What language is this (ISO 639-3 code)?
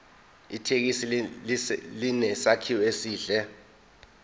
zul